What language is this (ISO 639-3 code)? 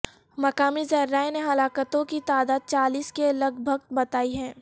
urd